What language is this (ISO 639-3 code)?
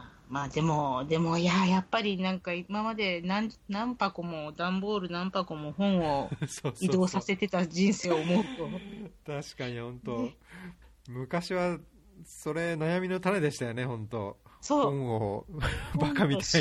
jpn